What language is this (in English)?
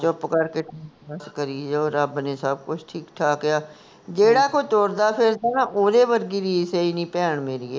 Punjabi